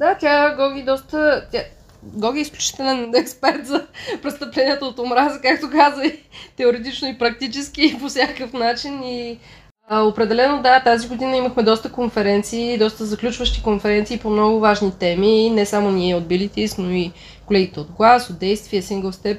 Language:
Bulgarian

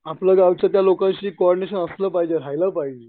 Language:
Marathi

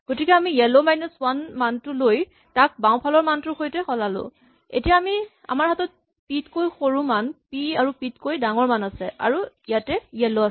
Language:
Assamese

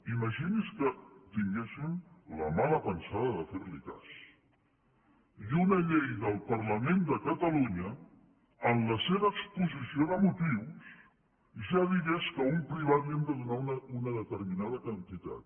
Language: Catalan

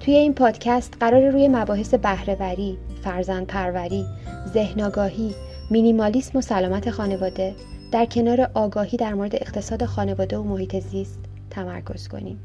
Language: Persian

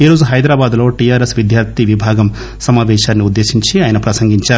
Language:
Telugu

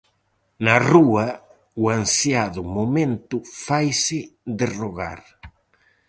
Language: Galician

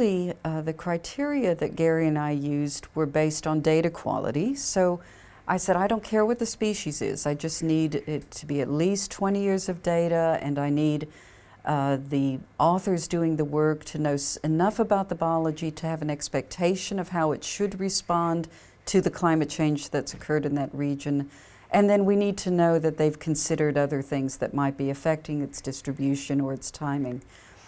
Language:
English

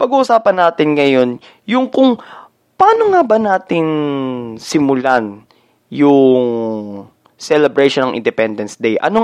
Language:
Filipino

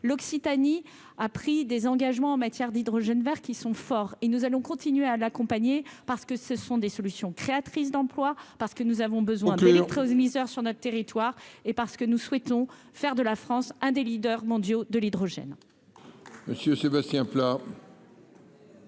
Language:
French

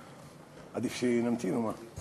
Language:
Hebrew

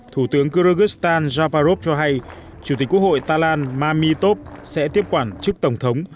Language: Vietnamese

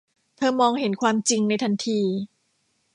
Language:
Thai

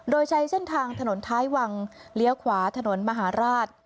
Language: Thai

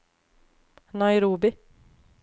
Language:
Norwegian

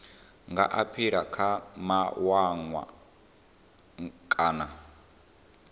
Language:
Venda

